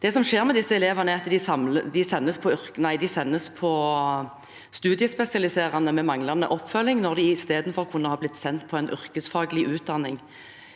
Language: Norwegian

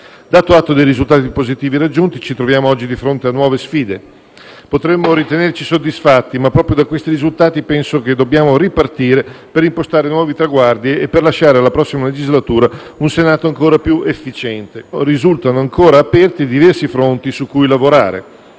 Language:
Italian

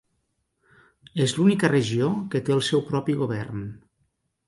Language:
Catalan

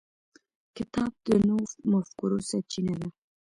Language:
Pashto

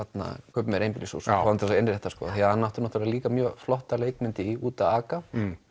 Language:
Icelandic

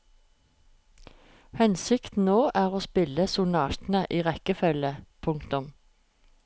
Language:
Norwegian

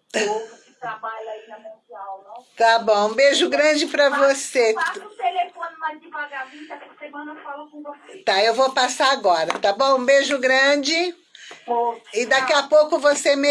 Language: Portuguese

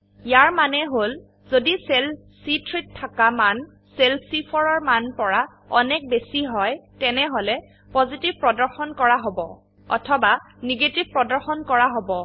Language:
Assamese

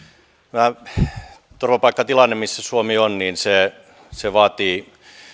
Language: Finnish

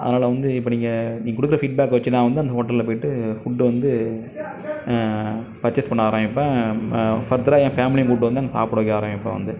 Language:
Tamil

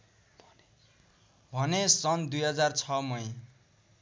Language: Nepali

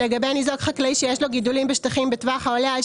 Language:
Hebrew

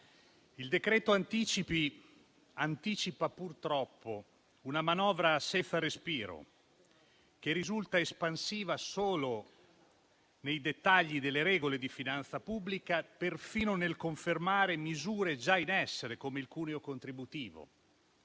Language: Italian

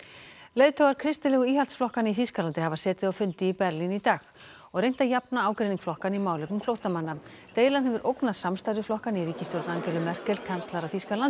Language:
Icelandic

